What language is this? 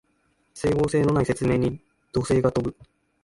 Japanese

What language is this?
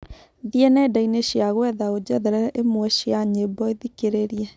Kikuyu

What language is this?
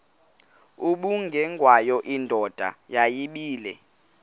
Xhosa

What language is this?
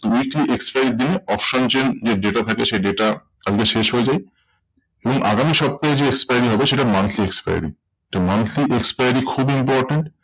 Bangla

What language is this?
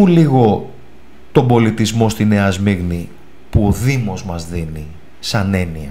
Greek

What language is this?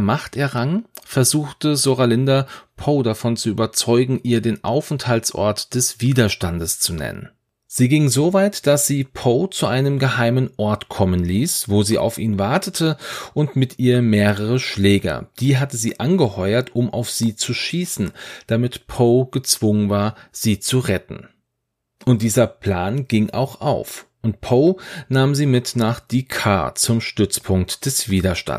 German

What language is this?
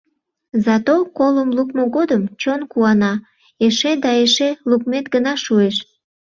Mari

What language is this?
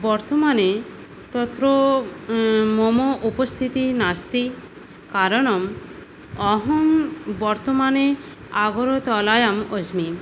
Sanskrit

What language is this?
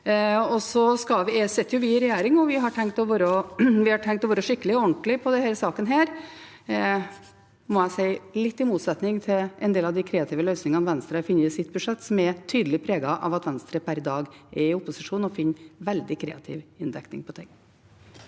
Norwegian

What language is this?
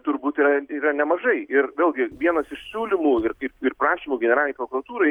Lithuanian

